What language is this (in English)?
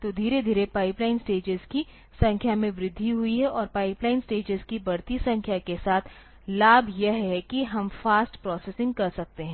Hindi